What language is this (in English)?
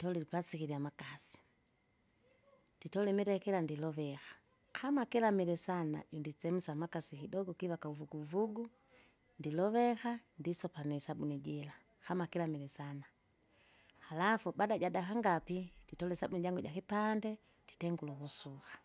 Kinga